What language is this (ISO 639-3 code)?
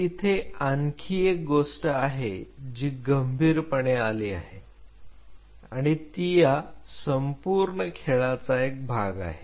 mar